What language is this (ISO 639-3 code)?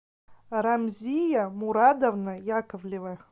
rus